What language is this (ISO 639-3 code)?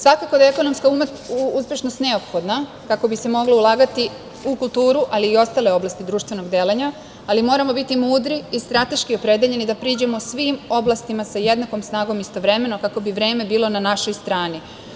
srp